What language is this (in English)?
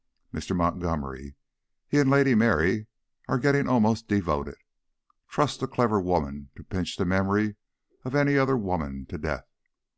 English